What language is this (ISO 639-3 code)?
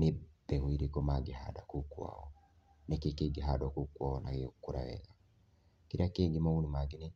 kik